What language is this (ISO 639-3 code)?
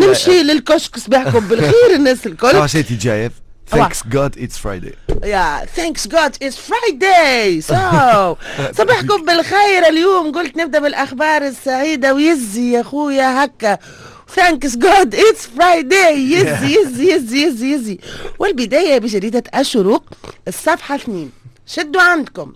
ara